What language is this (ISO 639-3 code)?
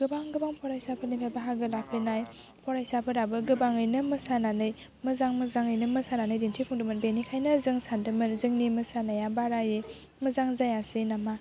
brx